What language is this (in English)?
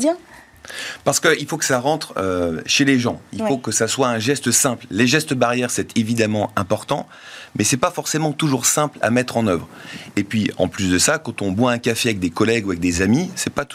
French